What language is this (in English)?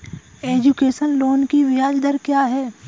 Hindi